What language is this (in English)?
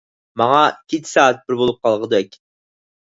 Uyghur